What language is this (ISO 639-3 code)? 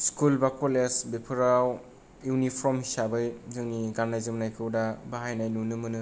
brx